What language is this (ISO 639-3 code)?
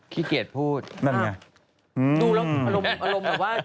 tha